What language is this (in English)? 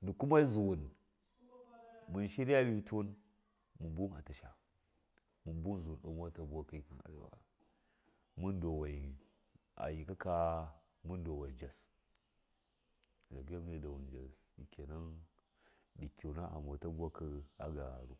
Miya